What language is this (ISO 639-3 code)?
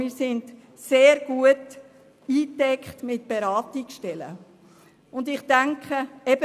gsw